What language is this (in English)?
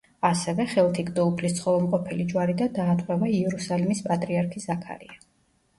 Georgian